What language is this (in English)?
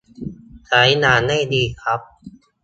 Thai